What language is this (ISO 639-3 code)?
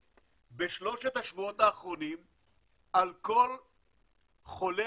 heb